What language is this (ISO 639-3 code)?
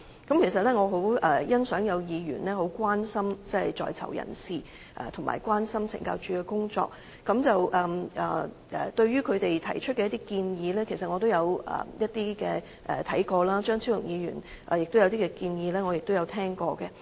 yue